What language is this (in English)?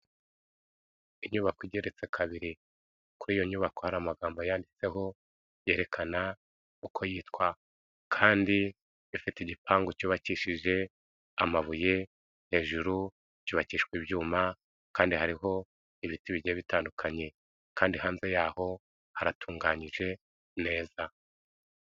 Kinyarwanda